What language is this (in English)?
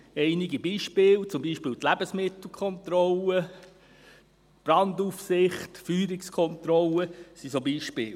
Swiss German